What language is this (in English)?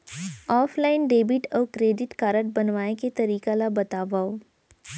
Chhattisgarhi